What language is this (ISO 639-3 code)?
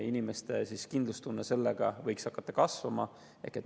est